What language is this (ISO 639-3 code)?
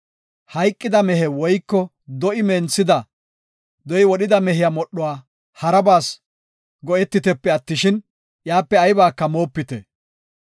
gof